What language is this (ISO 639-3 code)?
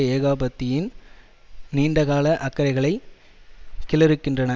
tam